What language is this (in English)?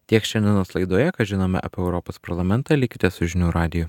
Lithuanian